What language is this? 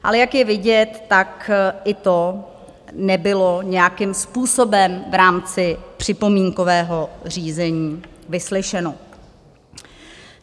Czech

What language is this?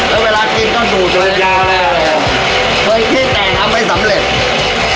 Thai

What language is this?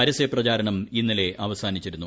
Malayalam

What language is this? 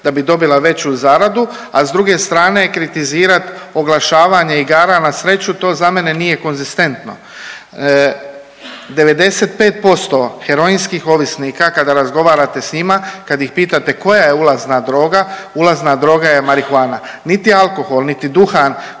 Croatian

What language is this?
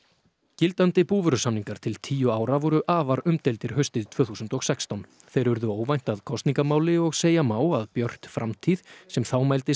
Icelandic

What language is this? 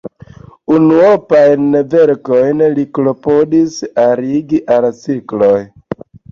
Esperanto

